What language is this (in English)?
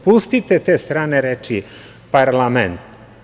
Serbian